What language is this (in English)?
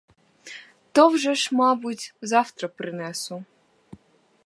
Ukrainian